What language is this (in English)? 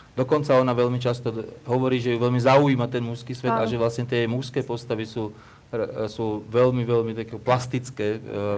Slovak